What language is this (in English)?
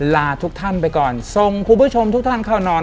Thai